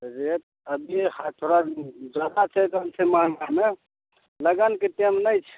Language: Maithili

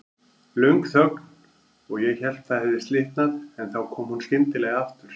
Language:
Icelandic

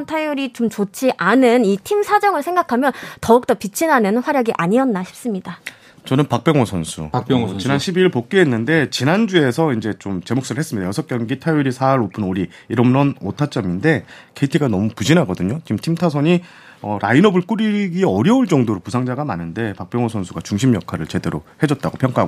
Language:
Korean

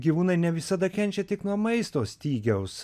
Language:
Lithuanian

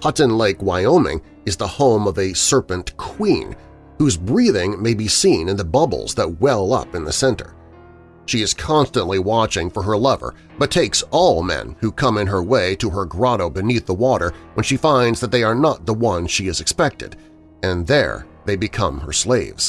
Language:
English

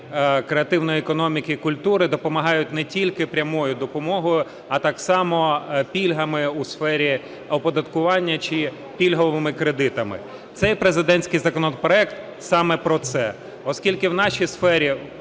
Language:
Ukrainian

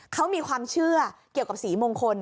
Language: Thai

